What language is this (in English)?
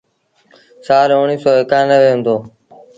Sindhi Bhil